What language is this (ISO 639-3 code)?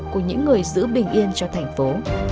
vie